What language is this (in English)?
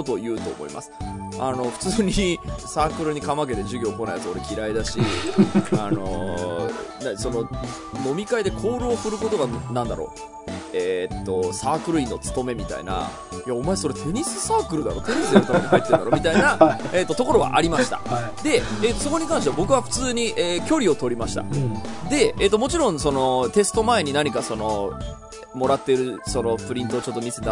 Japanese